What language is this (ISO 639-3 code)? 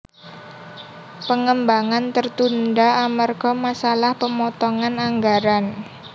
jav